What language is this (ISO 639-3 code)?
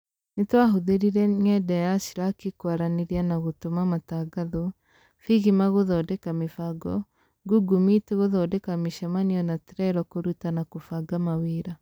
kik